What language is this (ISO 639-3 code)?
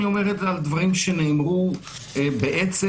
heb